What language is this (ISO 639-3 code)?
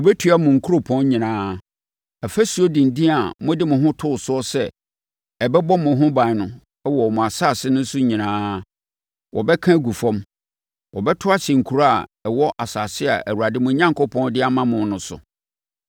aka